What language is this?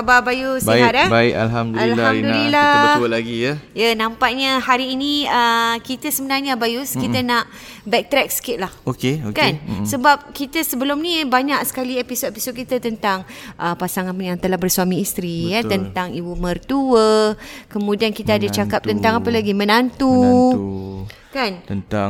Malay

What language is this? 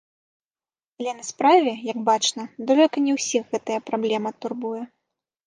Belarusian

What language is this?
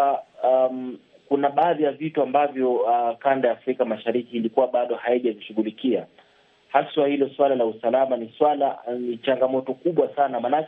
Swahili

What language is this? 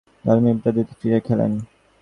Bangla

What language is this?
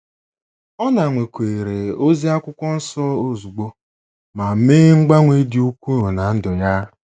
Igbo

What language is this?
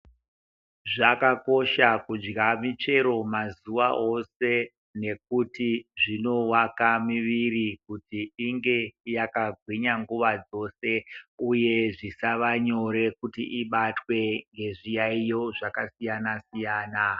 Ndau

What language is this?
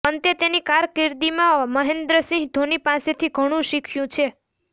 Gujarati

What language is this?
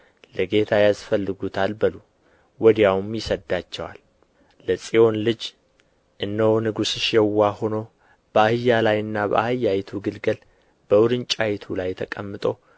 Amharic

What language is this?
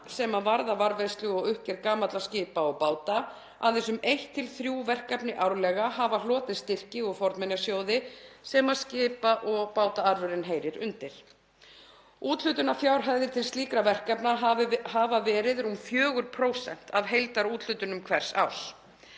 Icelandic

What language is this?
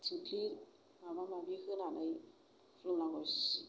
Bodo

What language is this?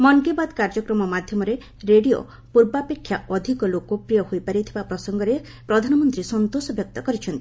Odia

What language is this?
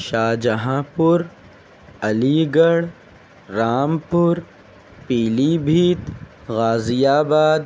Urdu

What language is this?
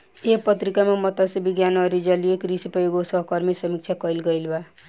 Bhojpuri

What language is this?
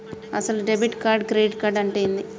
Telugu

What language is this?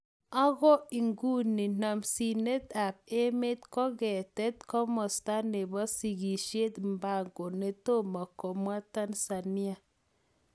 Kalenjin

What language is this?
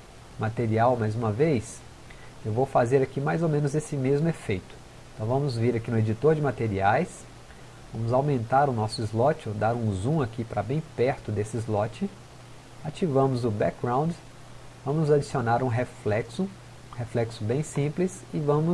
Portuguese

